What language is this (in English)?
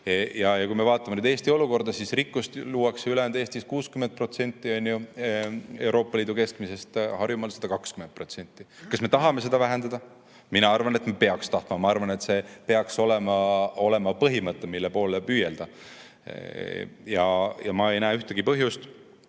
Estonian